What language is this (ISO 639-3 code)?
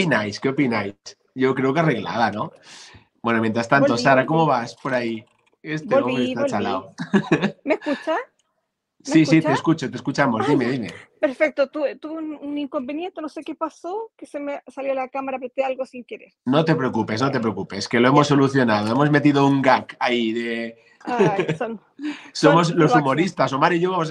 spa